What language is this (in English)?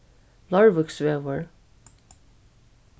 Faroese